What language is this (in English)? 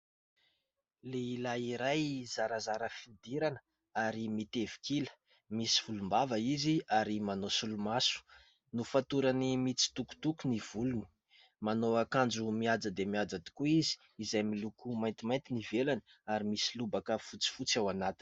Malagasy